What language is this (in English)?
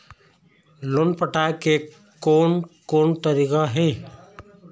Chhattisgarhi